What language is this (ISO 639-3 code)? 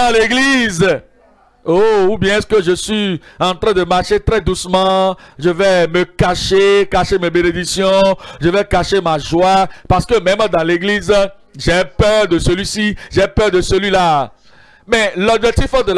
fra